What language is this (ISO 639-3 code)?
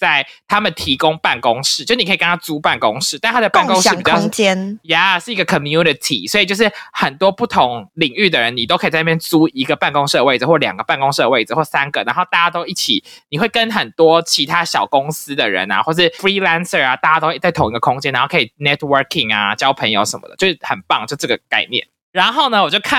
zho